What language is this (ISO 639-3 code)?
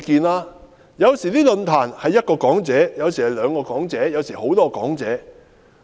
yue